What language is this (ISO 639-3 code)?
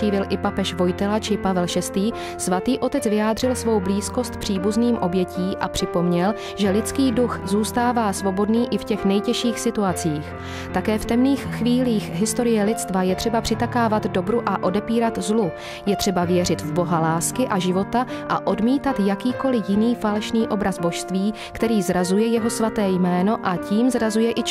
ces